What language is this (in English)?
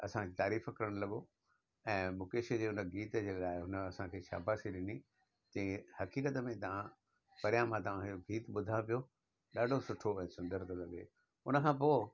Sindhi